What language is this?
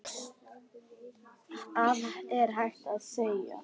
Icelandic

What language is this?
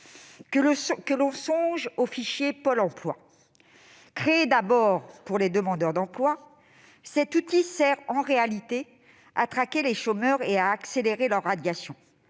French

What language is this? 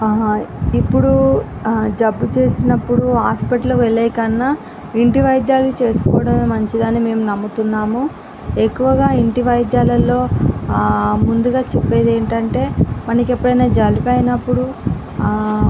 Telugu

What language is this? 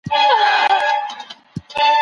Pashto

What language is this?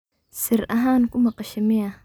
Somali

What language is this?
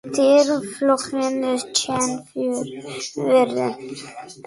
Western Frisian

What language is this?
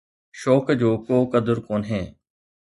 Sindhi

